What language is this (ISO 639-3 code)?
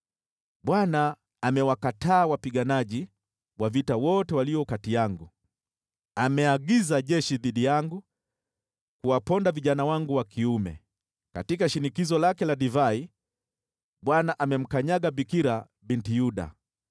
swa